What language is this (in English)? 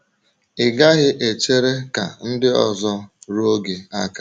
Igbo